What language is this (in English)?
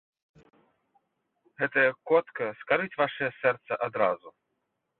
Belarusian